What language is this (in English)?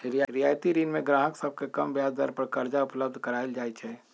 Magahi